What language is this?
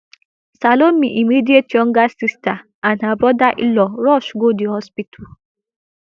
Nigerian Pidgin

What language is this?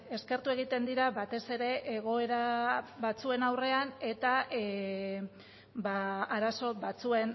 Basque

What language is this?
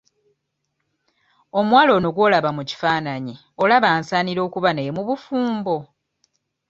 Ganda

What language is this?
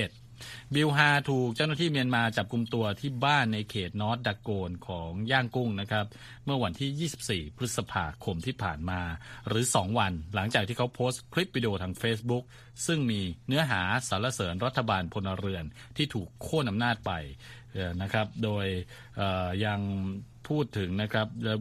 Thai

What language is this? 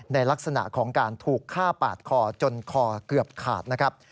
Thai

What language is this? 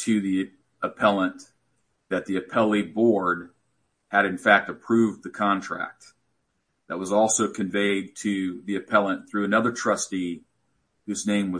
English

